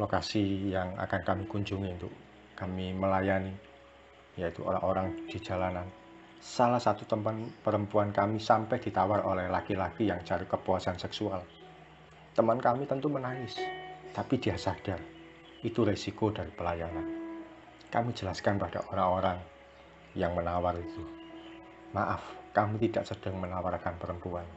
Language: Indonesian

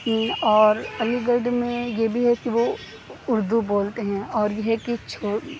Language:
Urdu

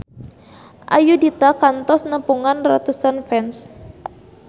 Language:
Sundanese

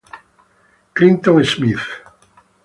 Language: Italian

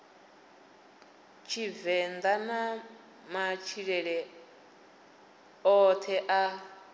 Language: Venda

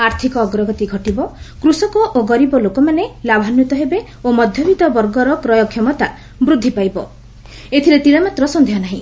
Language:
Odia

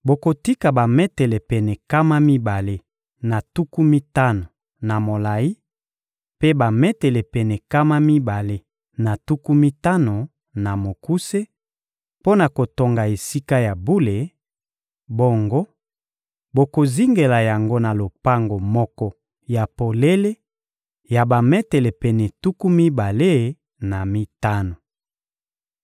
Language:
Lingala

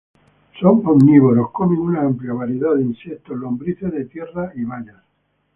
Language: Spanish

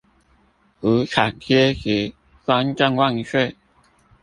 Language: Chinese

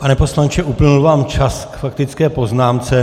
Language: Czech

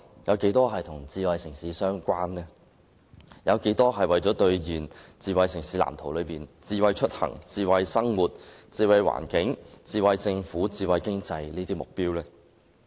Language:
Cantonese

